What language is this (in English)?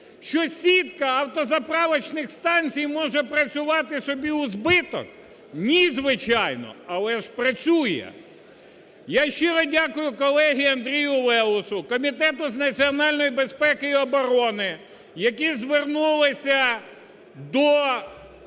Ukrainian